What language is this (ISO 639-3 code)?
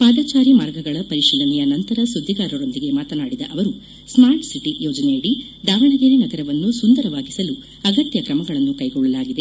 kan